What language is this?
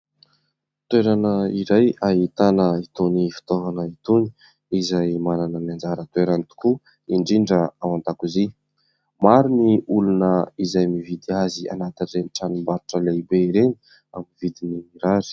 Malagasy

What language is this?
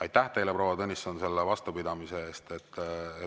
Estonian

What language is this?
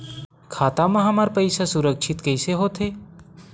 Chhattisgarhi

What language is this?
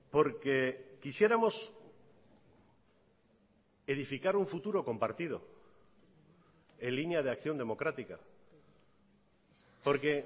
Spanish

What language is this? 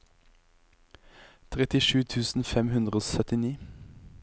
Norwegian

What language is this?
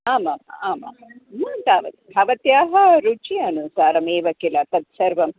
Sanskrit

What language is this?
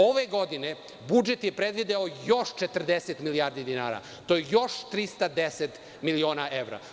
Serbian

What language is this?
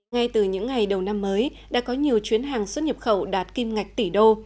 Vietnamese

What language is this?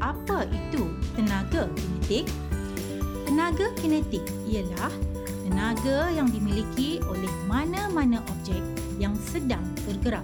Malay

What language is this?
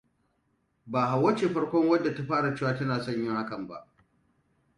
Hausa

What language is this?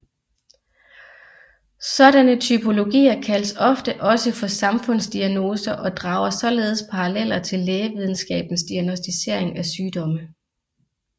Danish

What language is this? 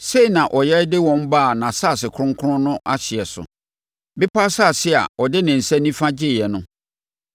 Akan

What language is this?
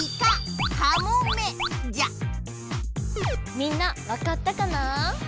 Japanese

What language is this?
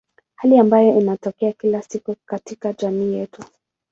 Swahili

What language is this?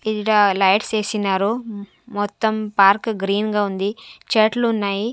Telugu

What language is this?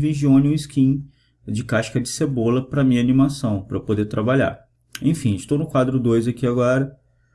Portuguese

